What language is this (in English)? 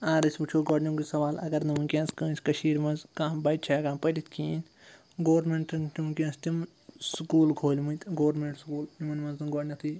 Kashmiri